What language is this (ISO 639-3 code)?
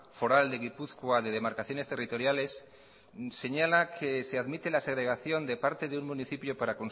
spa